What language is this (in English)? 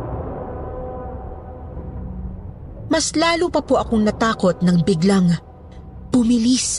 Filipino